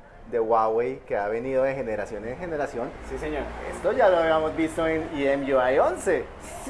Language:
Spanish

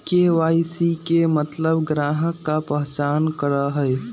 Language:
Magahi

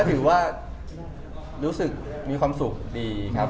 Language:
Thai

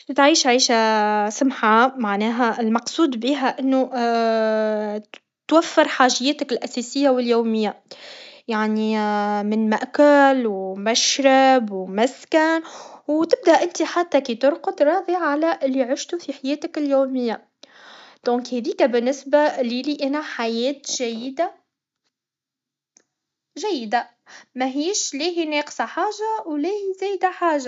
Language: Tunisian Arabic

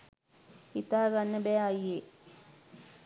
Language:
Sinhala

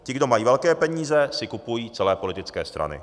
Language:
Czech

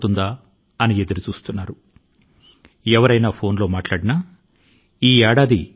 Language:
Telugu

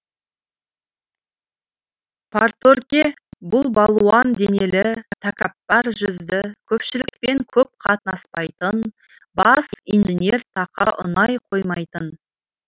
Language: Kazakh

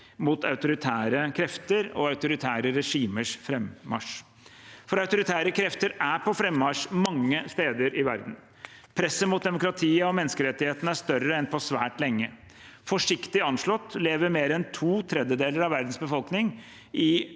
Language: Norwegian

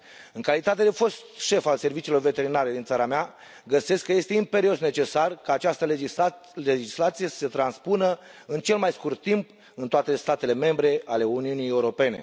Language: Romanian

